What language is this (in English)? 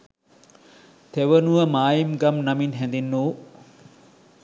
Sinhala